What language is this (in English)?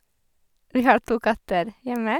Norwegian